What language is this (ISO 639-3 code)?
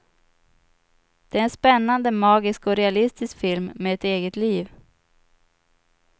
swe